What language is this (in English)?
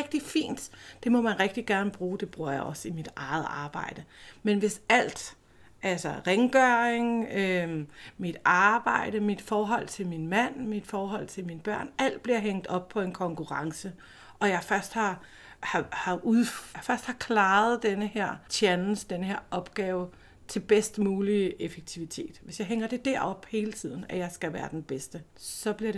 Danish